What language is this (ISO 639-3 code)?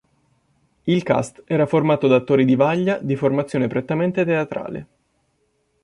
ita